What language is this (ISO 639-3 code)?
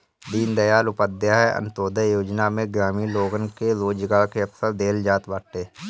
bho